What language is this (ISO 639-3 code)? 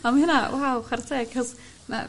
cym